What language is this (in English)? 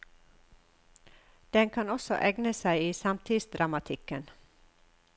Norwegian